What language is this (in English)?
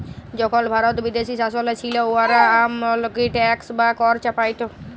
Bangla